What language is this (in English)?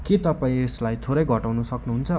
Nepali